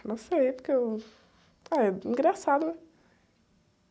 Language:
Portuguese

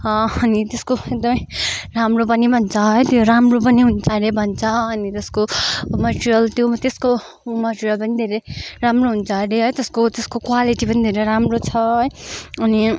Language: Nepali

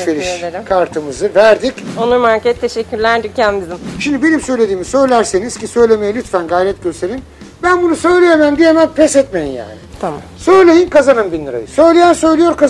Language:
Turkish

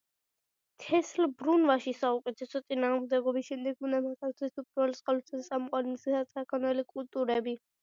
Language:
Georgian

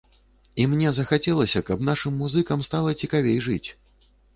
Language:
Belarusian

